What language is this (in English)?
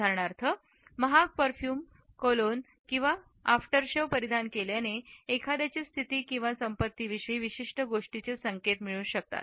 Marathi